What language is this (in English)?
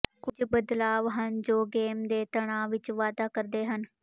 Punjabi